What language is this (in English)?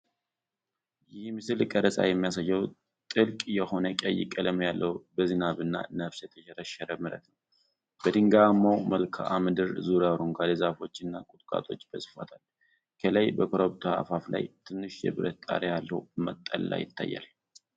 Amharic